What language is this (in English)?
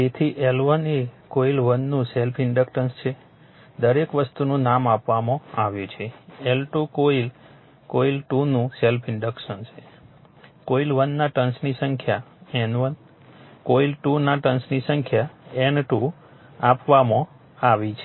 Gujarati